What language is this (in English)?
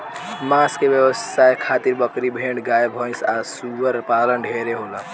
Bhojpuri